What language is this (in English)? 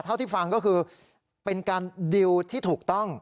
Thai